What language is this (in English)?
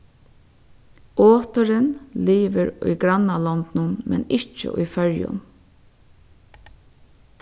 Faroese